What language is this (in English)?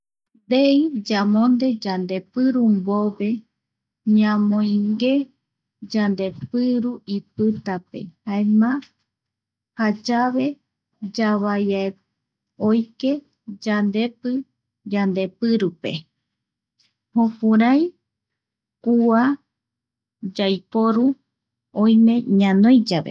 Eastern Bolivian Guaraní